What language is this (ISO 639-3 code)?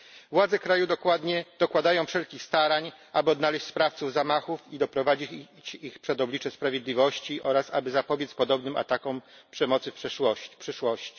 pol